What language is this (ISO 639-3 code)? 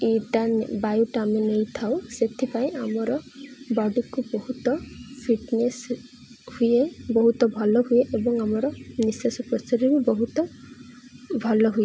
ori